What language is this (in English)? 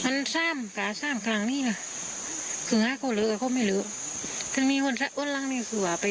Thai